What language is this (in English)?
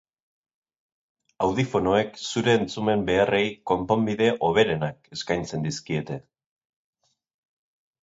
Basque